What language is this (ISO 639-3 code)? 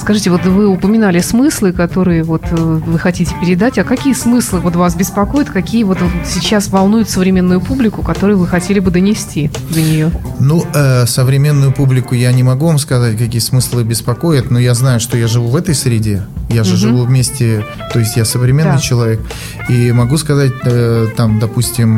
rus